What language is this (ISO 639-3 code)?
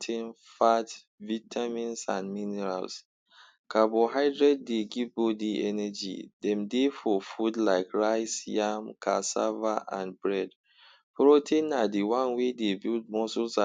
pcm